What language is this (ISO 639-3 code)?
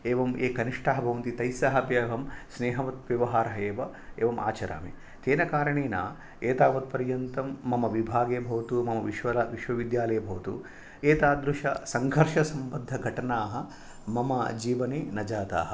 san